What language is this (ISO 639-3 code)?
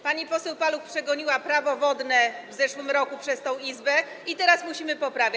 pol